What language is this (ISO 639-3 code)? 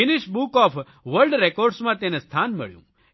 guj